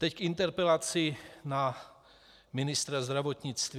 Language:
Czech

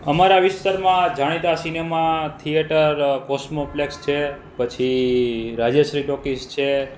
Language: Gujarati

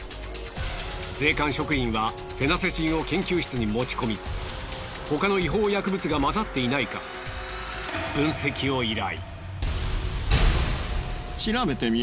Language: Japanese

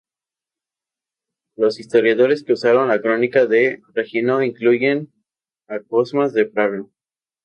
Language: Spanish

